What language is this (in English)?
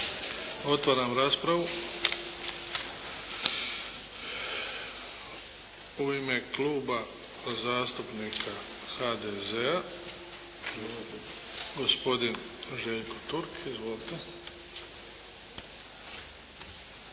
Croatian